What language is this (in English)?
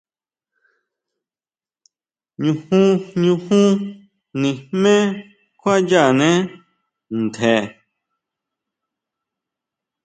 Huautla Mazatec